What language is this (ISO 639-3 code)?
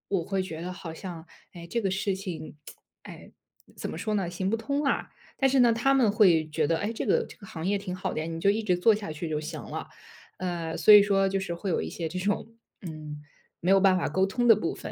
zho